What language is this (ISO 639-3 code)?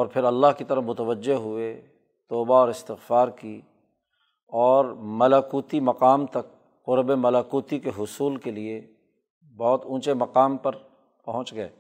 urd